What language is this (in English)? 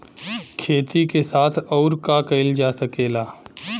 Bhojpuri